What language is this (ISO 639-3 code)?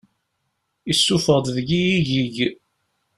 kab